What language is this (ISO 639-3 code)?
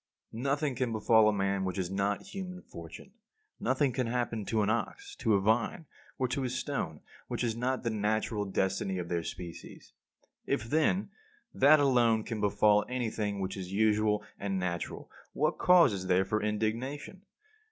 eng